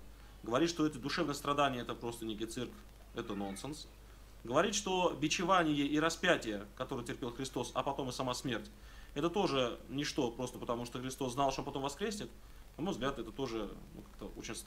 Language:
Russian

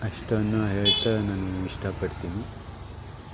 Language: Kannada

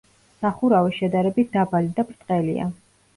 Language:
Georgian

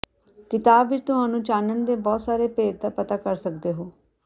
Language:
Punjabi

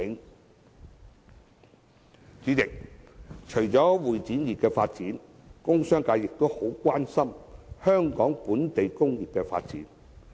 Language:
Cantonese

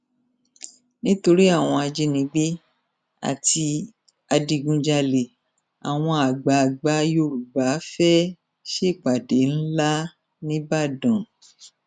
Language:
Yoruba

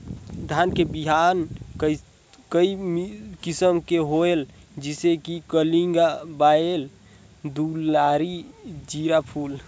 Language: Chhattisgarhi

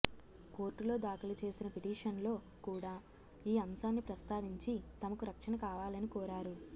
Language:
Telugu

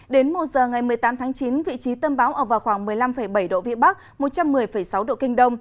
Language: Vietnamese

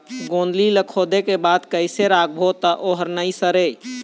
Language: Chhattisgarhi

